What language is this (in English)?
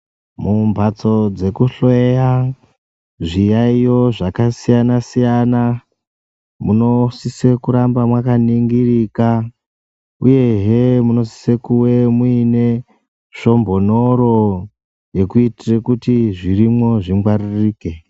Ndau